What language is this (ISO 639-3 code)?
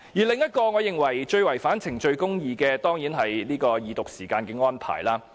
yue